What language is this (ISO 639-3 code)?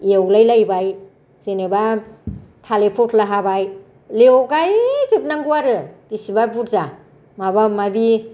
brx